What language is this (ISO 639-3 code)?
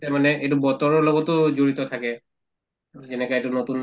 asm